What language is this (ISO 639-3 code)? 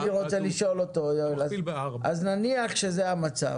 heb